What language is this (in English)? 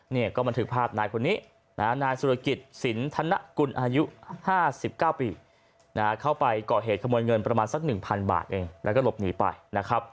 Thai